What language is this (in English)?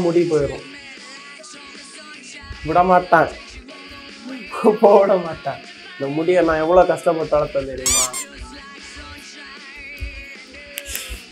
Arabic